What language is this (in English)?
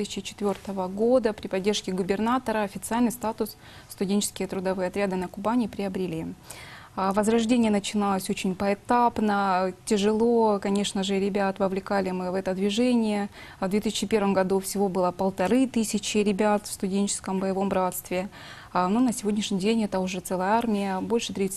Russian